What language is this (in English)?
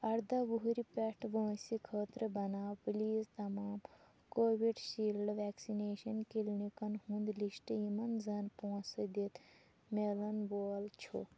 Kashmiri